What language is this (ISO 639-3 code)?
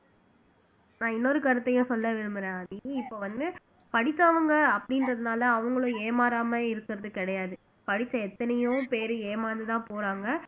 tam